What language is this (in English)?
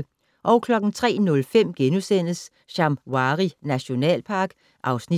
Danish